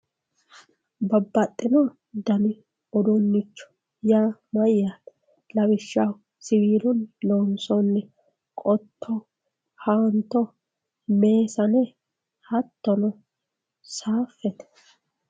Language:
Sidamo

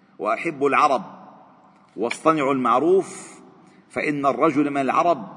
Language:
Arabic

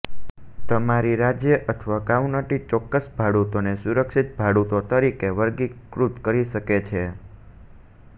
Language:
Gujarati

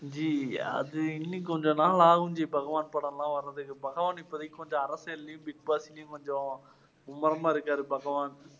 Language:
Tamil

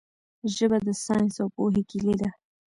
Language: Pashto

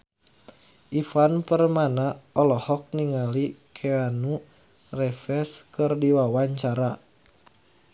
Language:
Sundanese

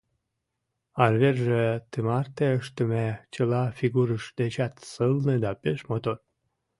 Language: Mari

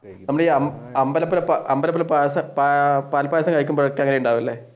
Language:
Malayalam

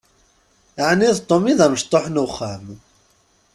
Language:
Kabyle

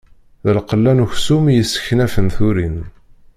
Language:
Kabyle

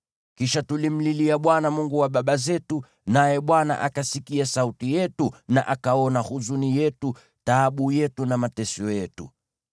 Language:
Swahili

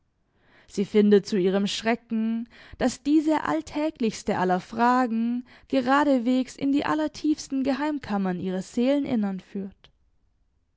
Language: German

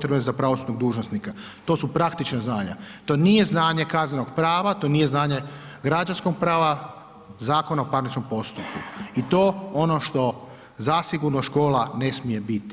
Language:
Croatian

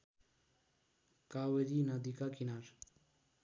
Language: Nepali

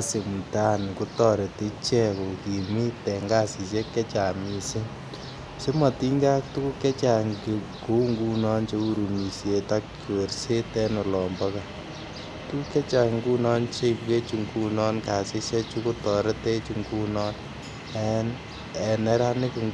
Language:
Kalenjin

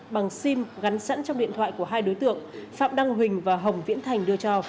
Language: Vietnamese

